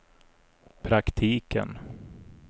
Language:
Swedish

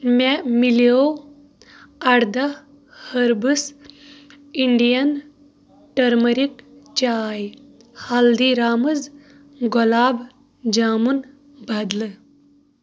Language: Kashmiri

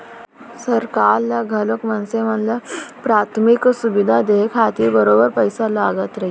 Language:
Chhattisgarhi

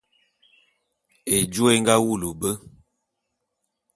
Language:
Bulu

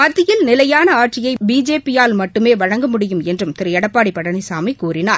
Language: Tamil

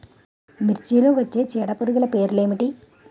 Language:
Telugu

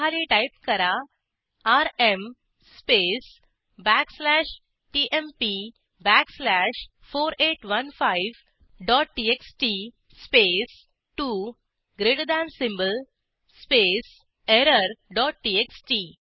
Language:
Marathi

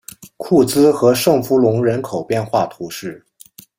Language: Chinese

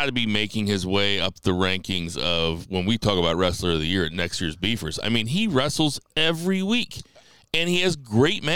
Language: English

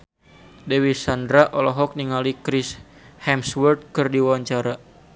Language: Sundanese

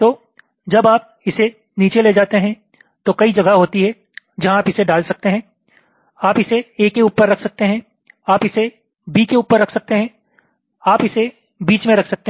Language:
Hindi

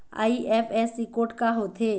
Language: Chhattisgarhi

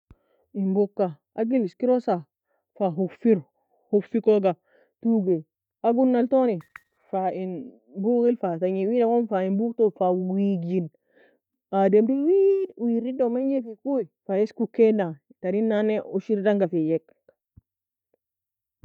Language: Nobiin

